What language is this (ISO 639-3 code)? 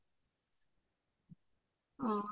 asm